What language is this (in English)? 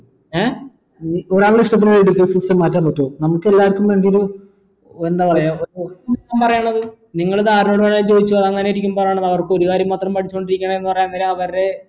Malayalam